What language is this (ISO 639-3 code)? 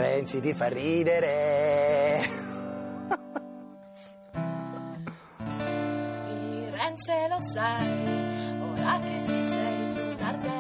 ita